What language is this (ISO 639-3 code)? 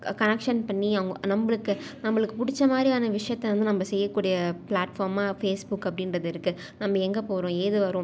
tam